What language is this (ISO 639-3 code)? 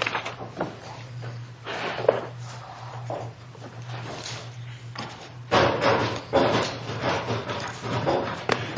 eng